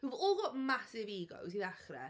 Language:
Welsh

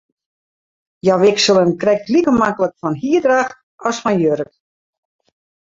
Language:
Western Frisian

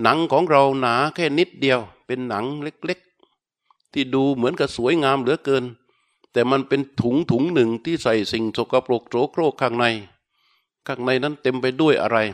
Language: Thai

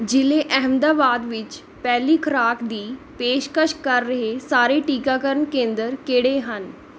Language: Punjabi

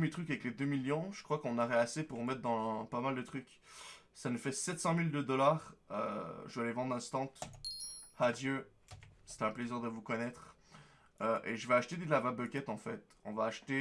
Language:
French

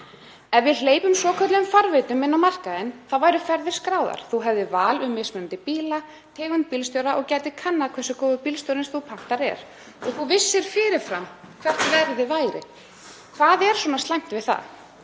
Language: Icelandic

